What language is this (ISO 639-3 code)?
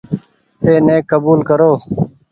gig